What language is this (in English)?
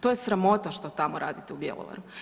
Croatian